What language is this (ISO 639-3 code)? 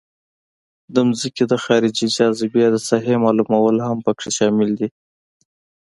pus